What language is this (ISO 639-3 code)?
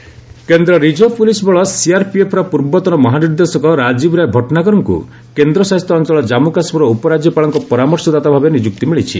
ori